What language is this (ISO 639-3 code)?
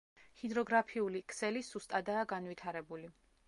kat